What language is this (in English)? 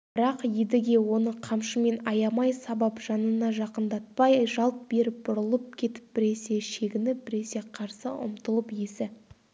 Kazakh